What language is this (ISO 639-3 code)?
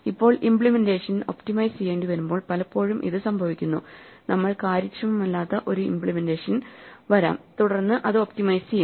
mal